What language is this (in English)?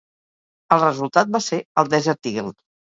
Catalan